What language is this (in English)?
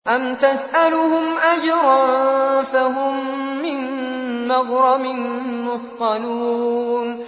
Arabic